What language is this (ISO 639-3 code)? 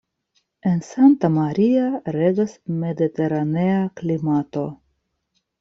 epo